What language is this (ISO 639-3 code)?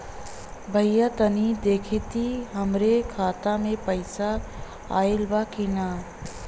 bho